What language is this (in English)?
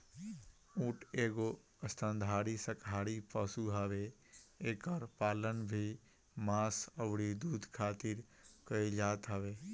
Bhojpuri